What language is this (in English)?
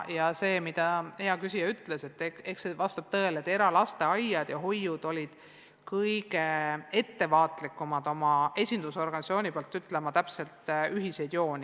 Estonian